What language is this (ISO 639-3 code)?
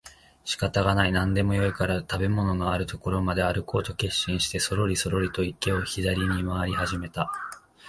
jpn